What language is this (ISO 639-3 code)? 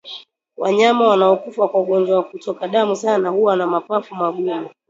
swa